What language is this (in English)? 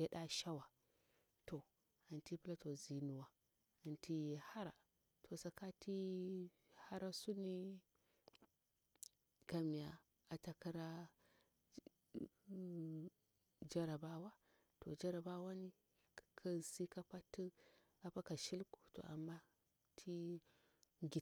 Bura-Pabir